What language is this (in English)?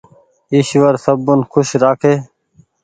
Goaria